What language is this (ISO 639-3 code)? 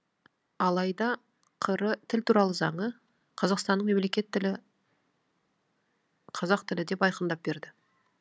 kaz